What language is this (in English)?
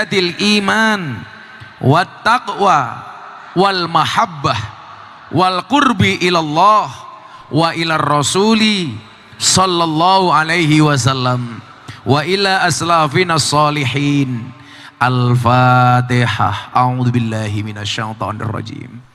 Indonesian